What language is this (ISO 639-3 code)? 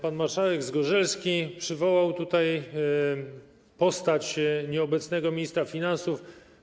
pol